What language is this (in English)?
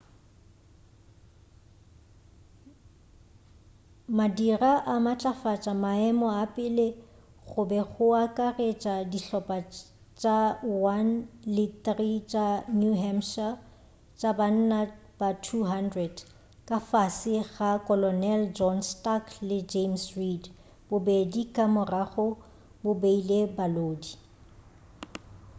Northern Sotho